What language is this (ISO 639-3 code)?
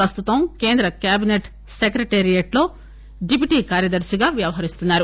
tel